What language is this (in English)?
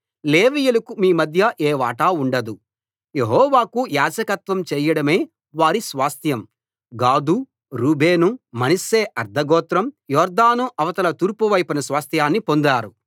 Telugu